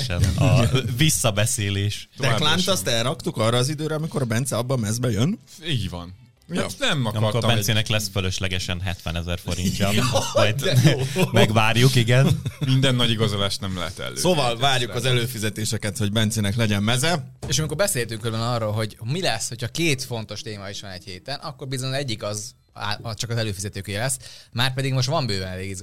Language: Hungarian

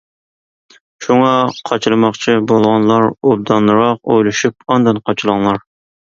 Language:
Uyghur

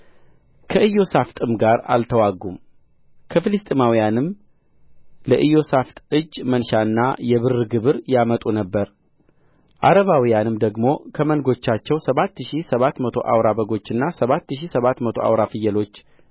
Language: Amharic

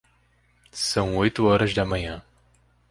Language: Portuguese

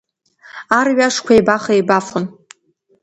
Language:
Abkhazian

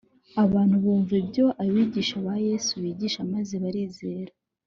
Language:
Kinyarwanda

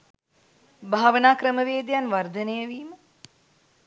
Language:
Sinhala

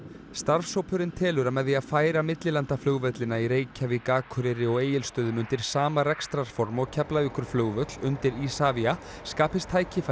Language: Icelandic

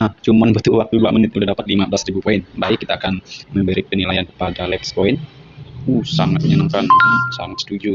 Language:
Indonesian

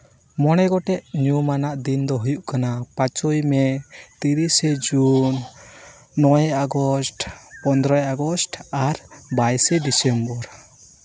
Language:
Santali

